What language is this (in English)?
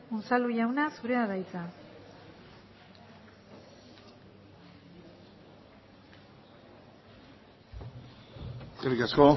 Basque